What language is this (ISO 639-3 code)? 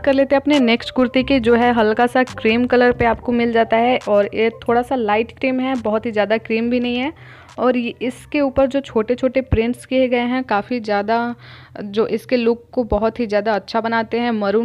hin